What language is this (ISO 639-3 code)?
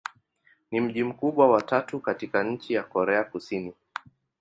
swa